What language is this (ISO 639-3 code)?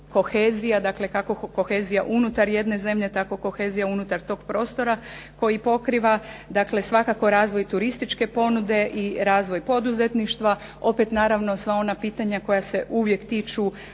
hrv